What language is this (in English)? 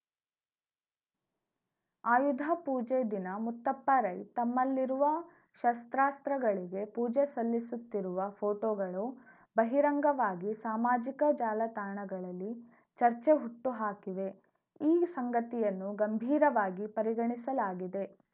Kannada